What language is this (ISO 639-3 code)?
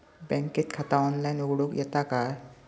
mar